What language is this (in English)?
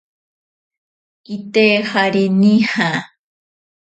Ashéninka Perené